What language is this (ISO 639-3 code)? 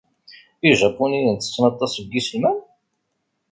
kab